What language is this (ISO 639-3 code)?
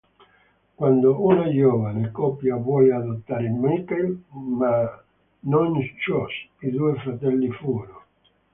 ita